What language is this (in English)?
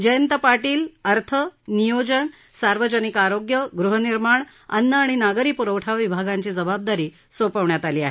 Marathi